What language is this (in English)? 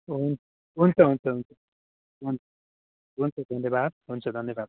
Nepali